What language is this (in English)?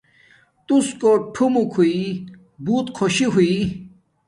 Domaaki